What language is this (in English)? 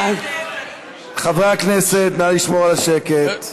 Hebrew